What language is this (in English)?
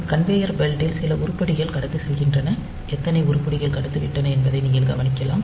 Tamil